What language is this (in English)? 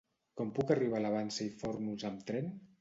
Catalan